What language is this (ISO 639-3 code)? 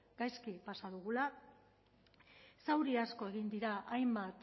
eus